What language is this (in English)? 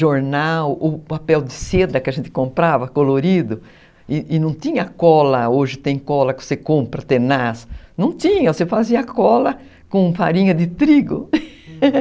Portuguese